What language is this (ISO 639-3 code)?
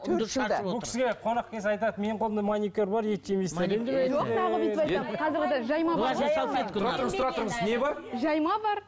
kaz